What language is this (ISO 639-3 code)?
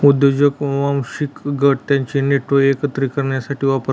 mar